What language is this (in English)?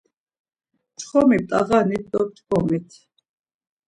Laz